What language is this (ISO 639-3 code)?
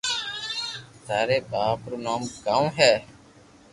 lrk